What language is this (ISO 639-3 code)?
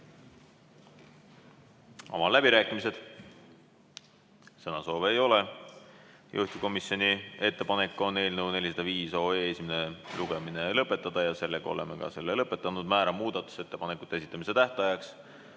est